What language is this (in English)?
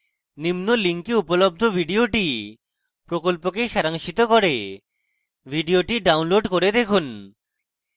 Bangla